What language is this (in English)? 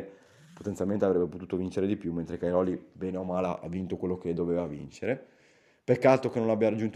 Italian